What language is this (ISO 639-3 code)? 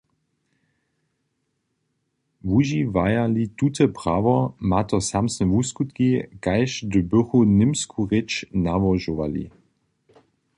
hsb